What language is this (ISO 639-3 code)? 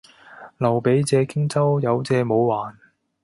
yue